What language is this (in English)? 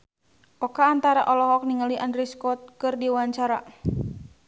Sundanese